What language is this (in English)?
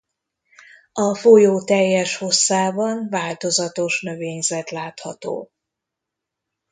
Hungarian